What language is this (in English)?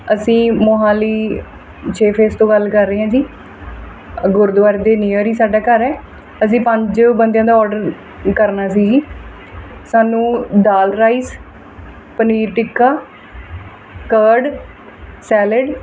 Punjabi